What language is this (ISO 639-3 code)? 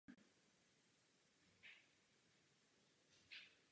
ces